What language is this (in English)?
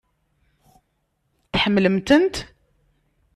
Kabyle